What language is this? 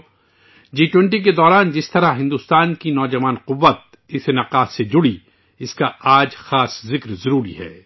Urdu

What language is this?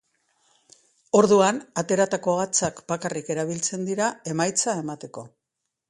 Basque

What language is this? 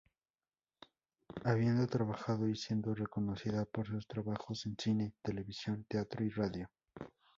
Spanish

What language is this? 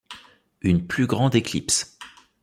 French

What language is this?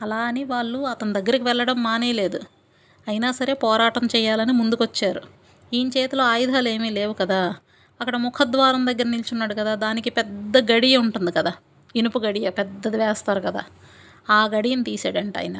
Telugu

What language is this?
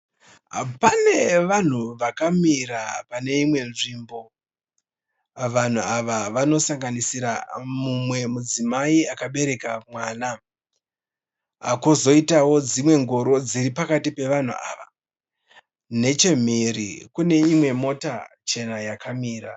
Shona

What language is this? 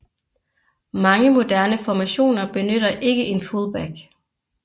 Danish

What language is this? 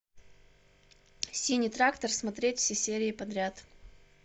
Russian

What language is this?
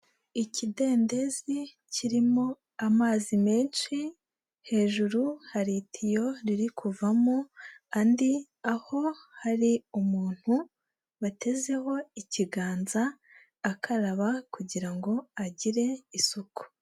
Kinyarwanda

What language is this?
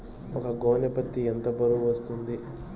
Telugu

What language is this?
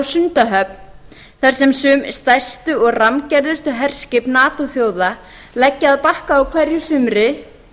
Icelandic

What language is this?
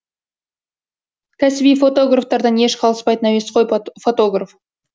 Kazakh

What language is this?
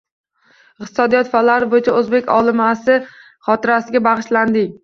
Uzbek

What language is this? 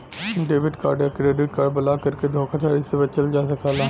Bhojpuri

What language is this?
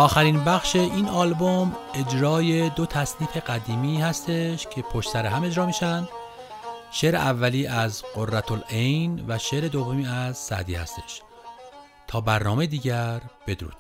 Persian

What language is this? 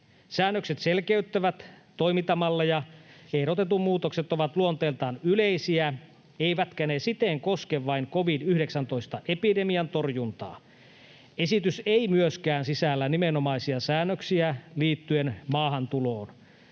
Finnish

